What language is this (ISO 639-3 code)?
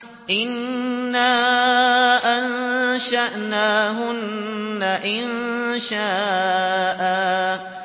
ara